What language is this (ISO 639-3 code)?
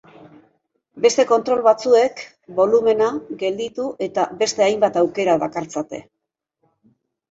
eus